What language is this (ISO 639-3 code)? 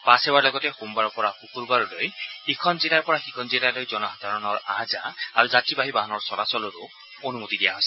asm